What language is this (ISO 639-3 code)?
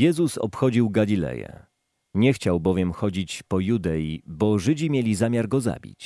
pol